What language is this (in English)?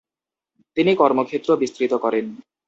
Bangla